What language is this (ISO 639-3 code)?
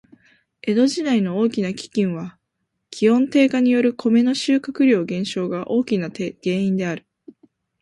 jpn